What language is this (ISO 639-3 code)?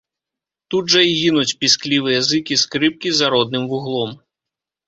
bel